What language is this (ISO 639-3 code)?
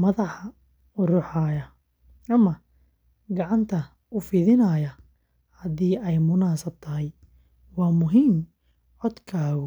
som